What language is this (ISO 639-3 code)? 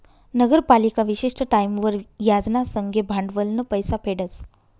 mar